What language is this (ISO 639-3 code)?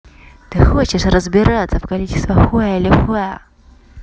rus